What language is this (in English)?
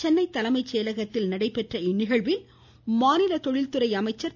Tamil